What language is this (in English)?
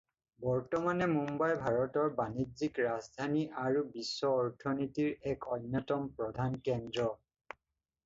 Assamese